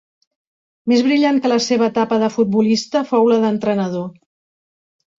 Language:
Catalan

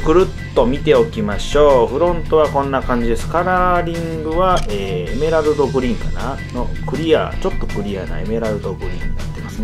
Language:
Japanese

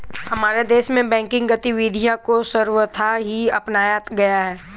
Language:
Hindi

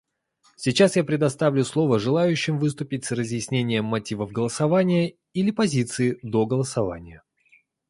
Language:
Russian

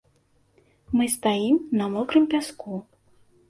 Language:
Belarusian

